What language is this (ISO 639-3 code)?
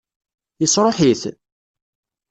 kab